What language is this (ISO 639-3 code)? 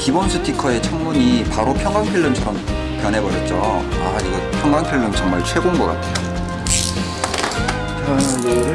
kor